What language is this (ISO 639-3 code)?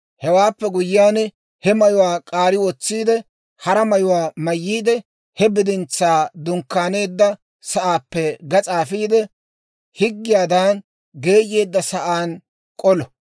dwr